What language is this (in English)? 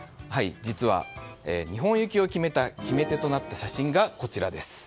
Japanese